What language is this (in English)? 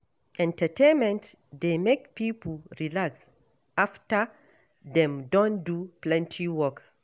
Nigerian Pidgin